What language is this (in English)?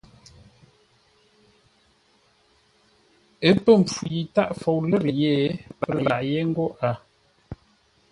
Ngombale